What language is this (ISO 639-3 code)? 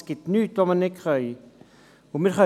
gsw